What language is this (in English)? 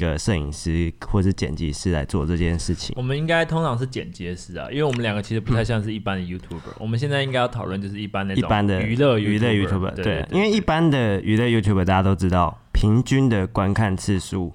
Chinese